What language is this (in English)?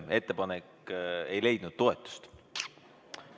Estonian